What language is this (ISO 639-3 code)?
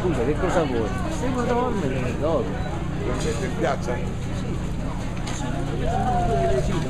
ita